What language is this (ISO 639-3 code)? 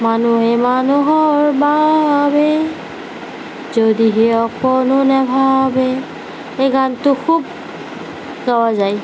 asm